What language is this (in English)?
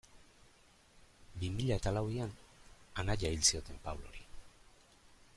Basque